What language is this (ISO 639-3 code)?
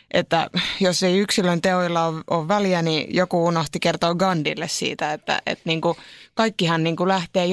fin